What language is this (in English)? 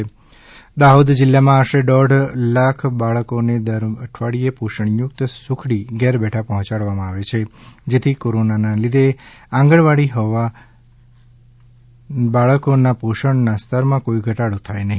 Gujarati